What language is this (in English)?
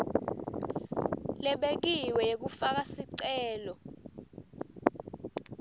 Swati